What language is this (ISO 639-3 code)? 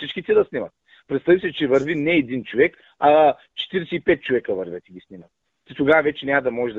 bul